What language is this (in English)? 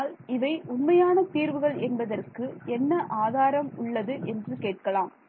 Tamil